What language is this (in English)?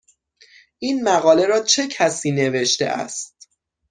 Persian